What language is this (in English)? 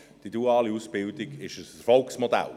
Swiss German